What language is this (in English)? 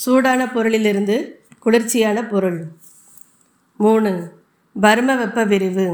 Tamil